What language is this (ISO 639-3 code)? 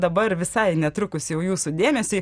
lit